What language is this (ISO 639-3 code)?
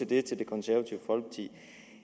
dan